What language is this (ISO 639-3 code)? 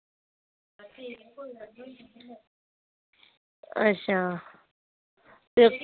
doi